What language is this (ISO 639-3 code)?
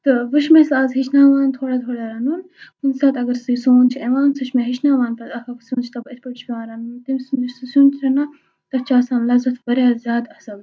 kas